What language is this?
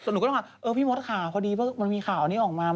Thai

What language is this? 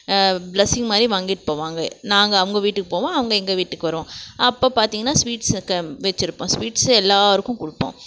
Tamil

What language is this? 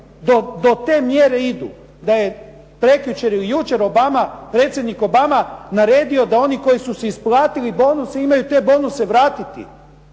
Croatian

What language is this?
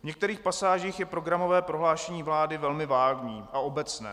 Czech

